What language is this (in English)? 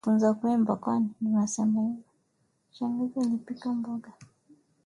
Swahili